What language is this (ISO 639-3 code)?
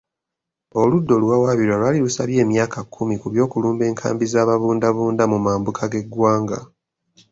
lug